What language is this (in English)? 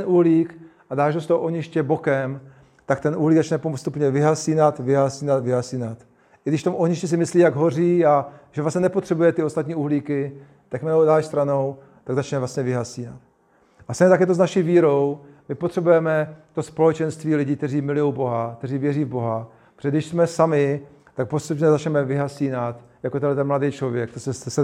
Czech